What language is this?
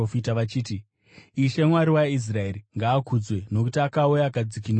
Shona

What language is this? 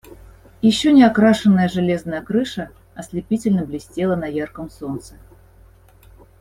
Russian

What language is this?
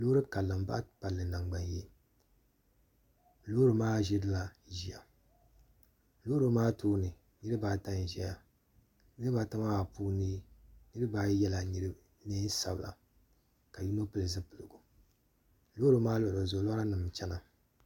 Dagbani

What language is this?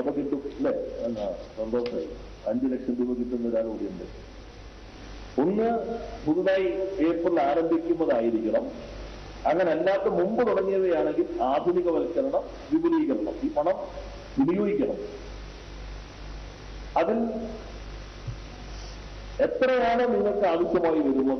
Romanian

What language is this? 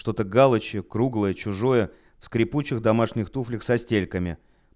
Russian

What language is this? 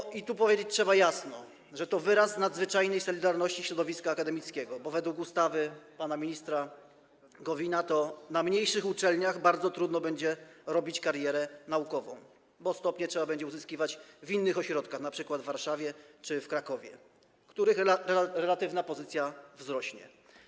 Polish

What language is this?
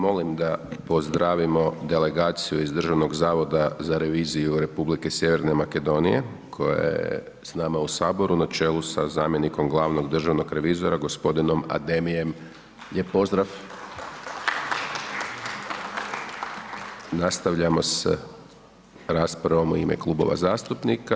Croatian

